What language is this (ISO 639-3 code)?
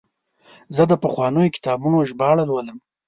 pus